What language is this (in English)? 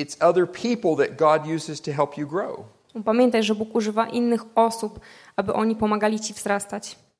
Polish